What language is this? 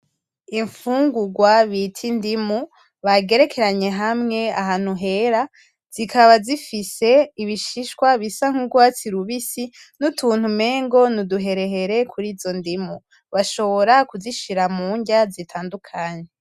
Rundi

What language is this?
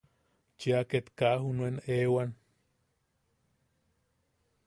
Yaqui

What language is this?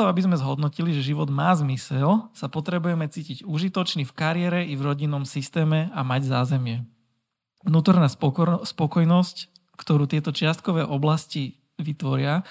Slovak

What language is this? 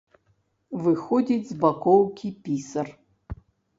Belarusian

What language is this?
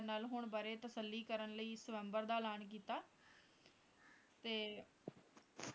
Punjabi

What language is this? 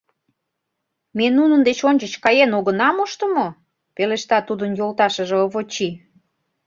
Mari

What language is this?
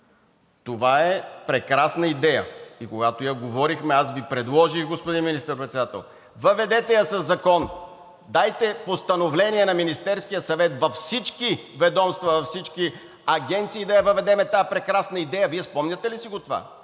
Bulgarian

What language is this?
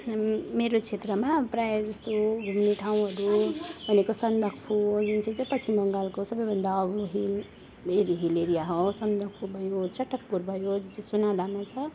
Nepali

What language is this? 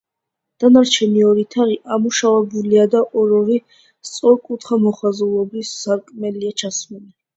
Georgian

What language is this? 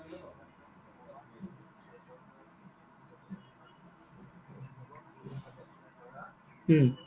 Assamese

